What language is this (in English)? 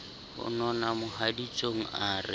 Southern Sotho